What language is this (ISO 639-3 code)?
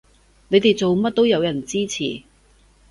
yue